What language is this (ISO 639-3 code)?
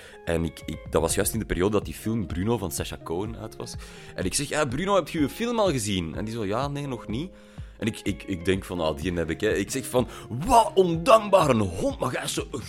nld